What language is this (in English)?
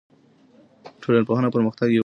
Pashto